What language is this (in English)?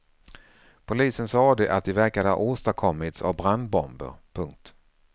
Swedish